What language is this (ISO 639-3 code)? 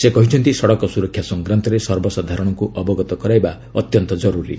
ori